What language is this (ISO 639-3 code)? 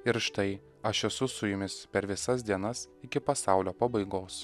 lit